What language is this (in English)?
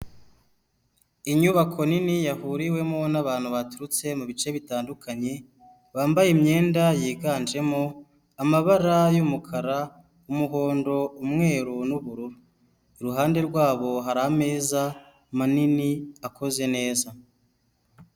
Kinyarwanda